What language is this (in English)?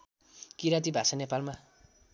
Nepali